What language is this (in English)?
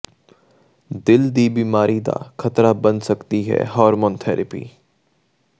Punjabi